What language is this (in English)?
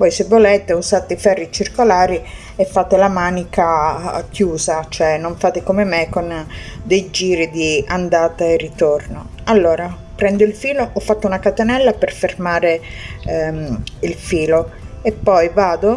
Italian